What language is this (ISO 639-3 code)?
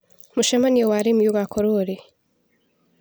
kik